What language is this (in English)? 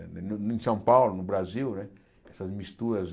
Portuguese